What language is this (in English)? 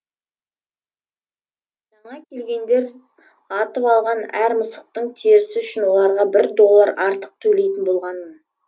Kazakh